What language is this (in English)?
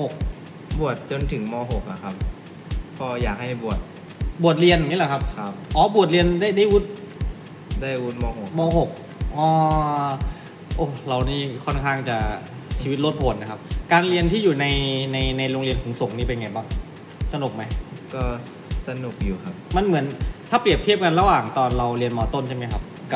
Thai